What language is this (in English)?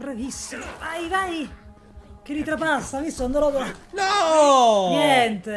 Italian